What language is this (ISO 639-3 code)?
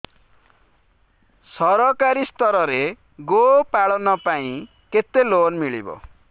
ori